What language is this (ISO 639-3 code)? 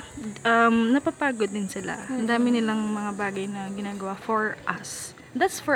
fil